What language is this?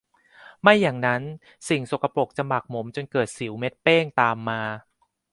Thai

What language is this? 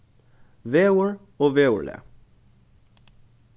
Faroese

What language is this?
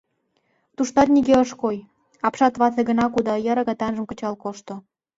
Mari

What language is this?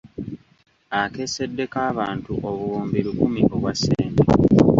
Ganda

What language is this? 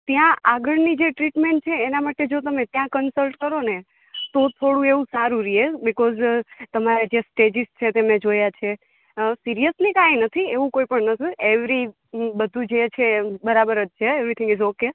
Gujarati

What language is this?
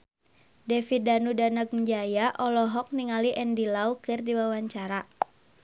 Sundanese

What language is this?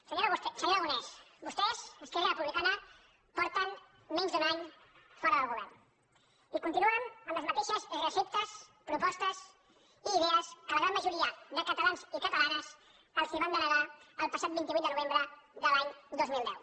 Catalan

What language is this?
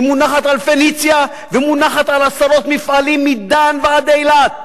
Hebrew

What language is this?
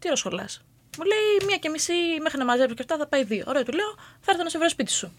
Greek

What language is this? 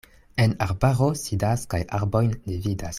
Esperanto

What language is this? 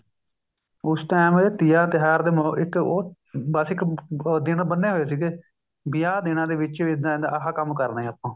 Punjabi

